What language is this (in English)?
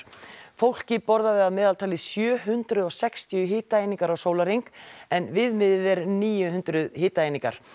Icelandic